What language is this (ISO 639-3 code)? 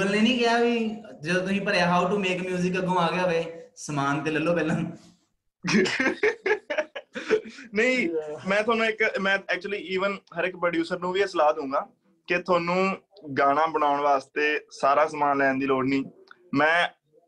pan